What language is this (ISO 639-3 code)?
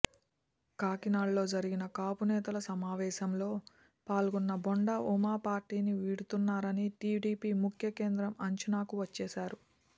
tel